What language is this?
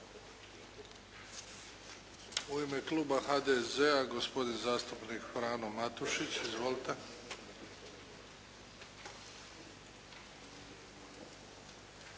Croatian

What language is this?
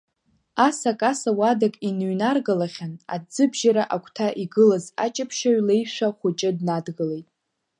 Abkhazian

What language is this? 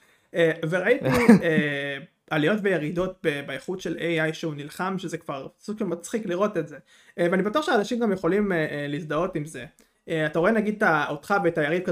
Hebrew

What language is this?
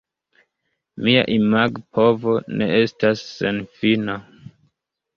Esperanto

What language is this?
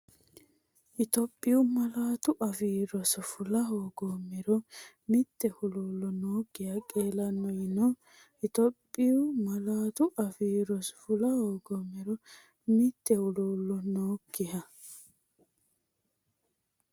Sidamo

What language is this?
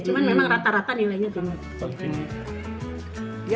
Indonesian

